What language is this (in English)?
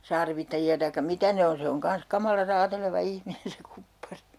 Finnish